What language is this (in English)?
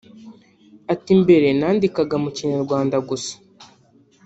Kinyarwanda